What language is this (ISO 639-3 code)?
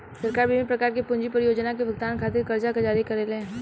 bho